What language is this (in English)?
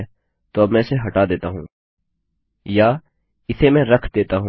Hindi